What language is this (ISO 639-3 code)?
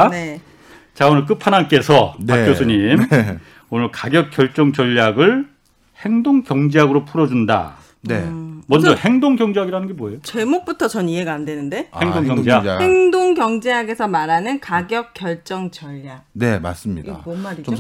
kor